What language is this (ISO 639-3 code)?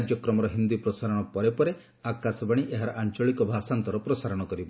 ori